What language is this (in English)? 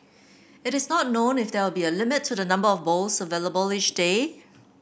English